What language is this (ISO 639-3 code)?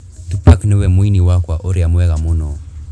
kik